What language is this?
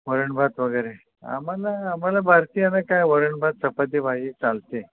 Marathi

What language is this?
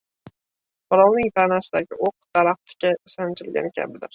Uzbek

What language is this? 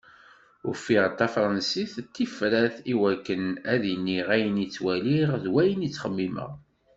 Kabyle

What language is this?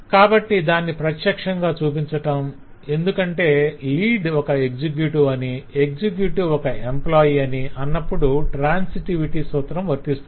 Telugu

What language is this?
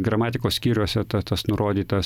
Lithuanian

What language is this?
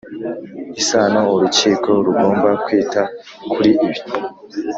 Kinyarwanda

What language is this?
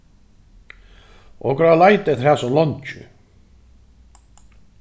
Faroese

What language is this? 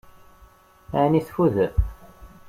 Kabyle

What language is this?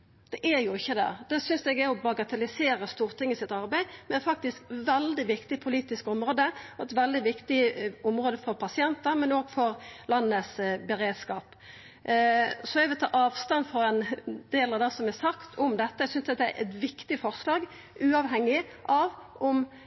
Norwegian Nynorsk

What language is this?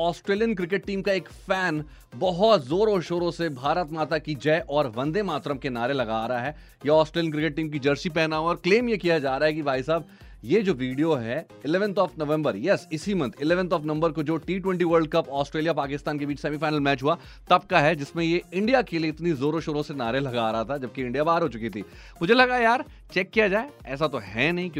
Hindi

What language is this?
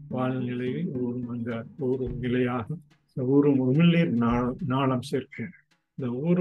Tamil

